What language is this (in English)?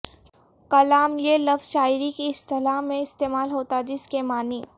Urdu